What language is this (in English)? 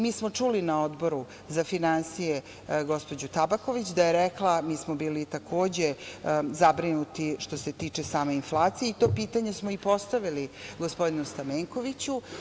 Serbian